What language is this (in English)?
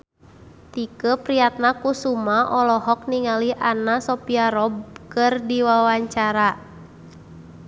Sundanese